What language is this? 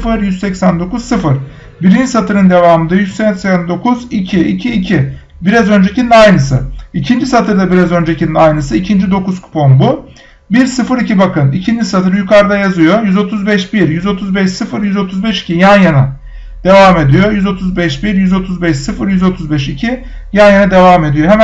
Turkish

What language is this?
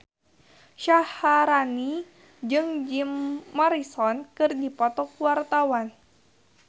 Sundanese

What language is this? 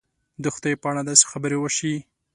Pashto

